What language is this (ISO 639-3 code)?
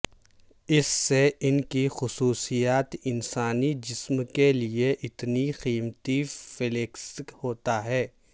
urd